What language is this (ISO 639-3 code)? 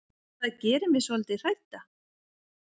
isl